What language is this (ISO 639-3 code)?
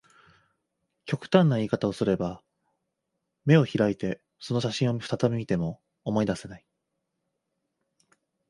jpn